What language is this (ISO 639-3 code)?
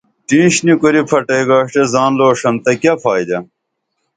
dml